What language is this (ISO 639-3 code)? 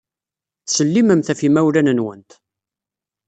kab